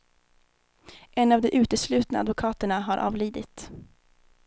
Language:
Swedish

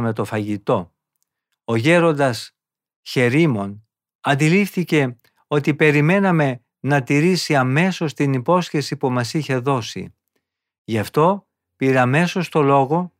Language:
Greek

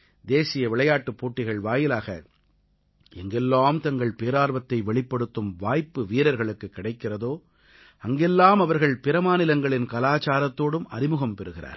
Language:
Tamil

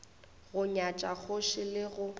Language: Northern Sotho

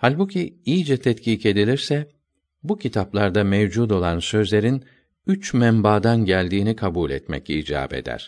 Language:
Turkish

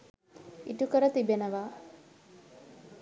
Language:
Sinhala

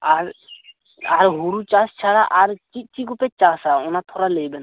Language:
Santali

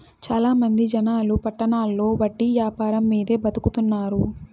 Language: Telugu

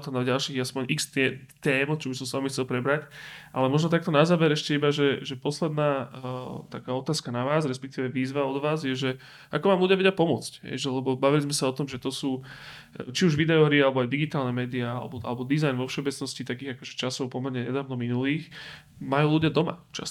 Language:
Slovak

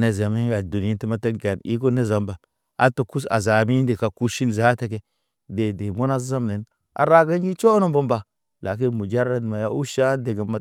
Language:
Naba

